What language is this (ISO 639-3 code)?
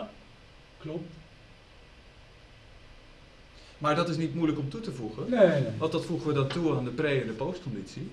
nld